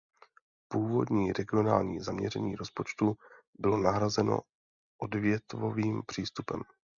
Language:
Czech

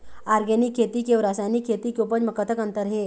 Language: Chhattisgarhi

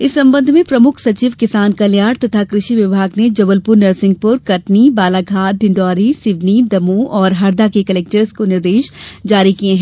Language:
Hindi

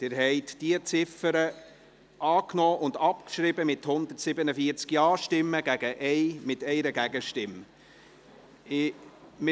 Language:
Swiss German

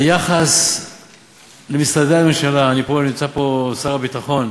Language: Hebrew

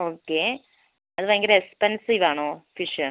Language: Malayalam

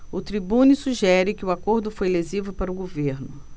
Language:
Portuguese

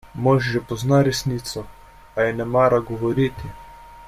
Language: Slovenian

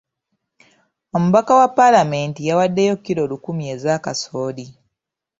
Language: Ganda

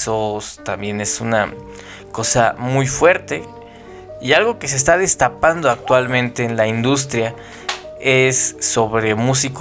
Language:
Spanish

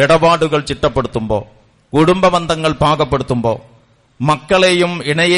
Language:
Malayalam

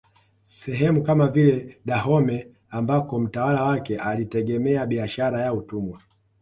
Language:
Swahili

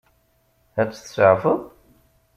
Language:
Kabyle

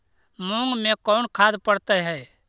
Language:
Magahi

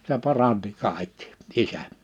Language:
Finnish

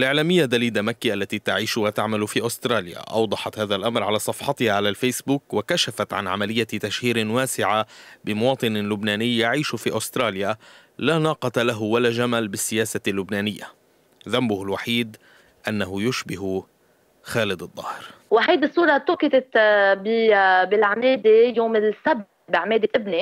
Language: Arabic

